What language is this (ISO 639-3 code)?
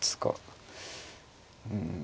jpn